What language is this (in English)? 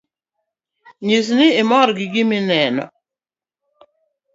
Luo (Kenya and Tanzania)